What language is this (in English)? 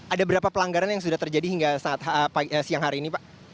Indonesian